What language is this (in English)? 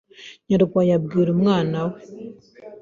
Kinyarwanda